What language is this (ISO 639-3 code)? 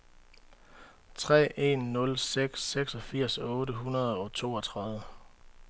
dan